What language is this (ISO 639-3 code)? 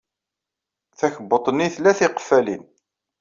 kab